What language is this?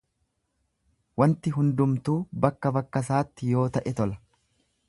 Oromo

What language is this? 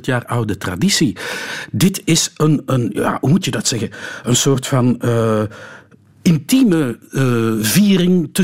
Dutch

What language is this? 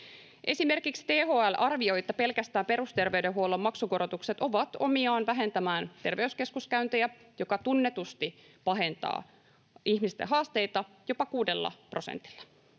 Finnish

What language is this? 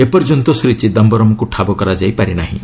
Odia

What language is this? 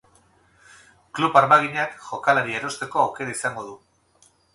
Basque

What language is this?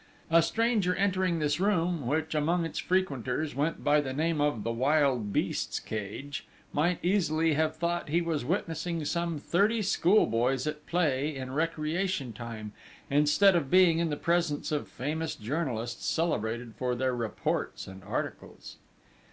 English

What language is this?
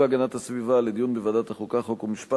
Hebrew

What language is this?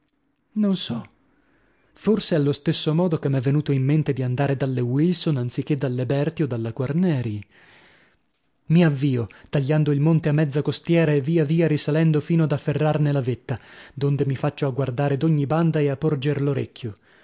Italian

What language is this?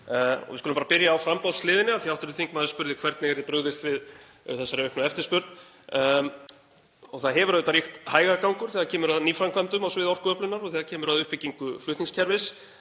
Icelandic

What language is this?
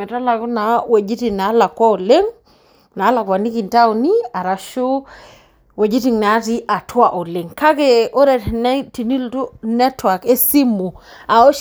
Masai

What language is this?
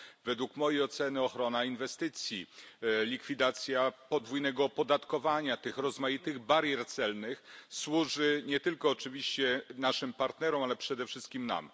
Polish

